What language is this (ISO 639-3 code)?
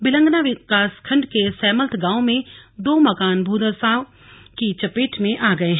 hin